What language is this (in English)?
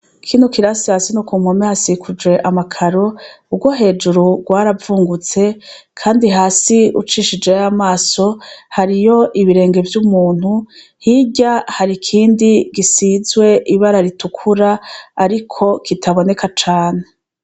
Rundi